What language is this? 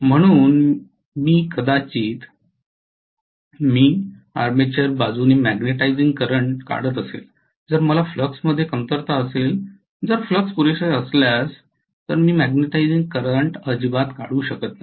Marathi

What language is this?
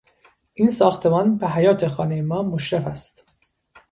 Persian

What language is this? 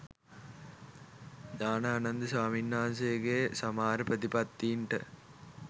Sinhala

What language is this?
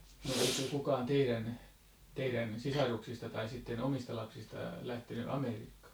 Finnish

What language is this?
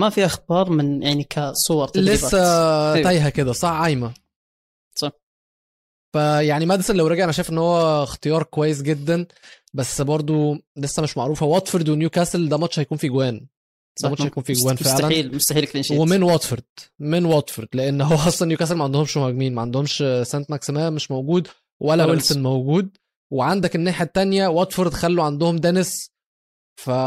Arabic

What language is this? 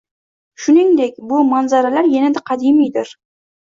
Uzbek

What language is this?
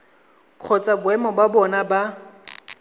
Tswana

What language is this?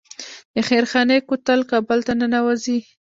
Pashto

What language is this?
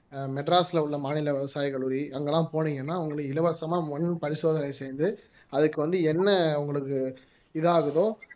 Tamil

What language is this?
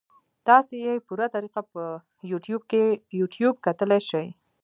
Pashto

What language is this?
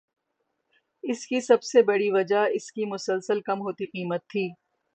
Urdu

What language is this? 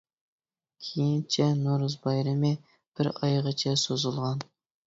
Uyghur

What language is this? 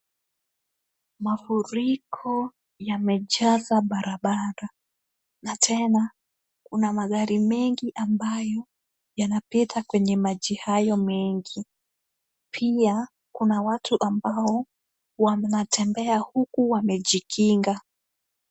Swahili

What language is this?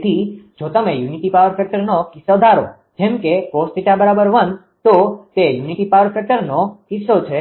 Gujarati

